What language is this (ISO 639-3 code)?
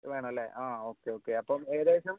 mal